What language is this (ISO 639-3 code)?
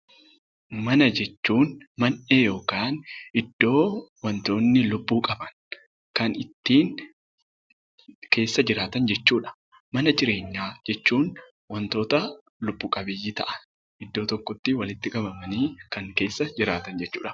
orm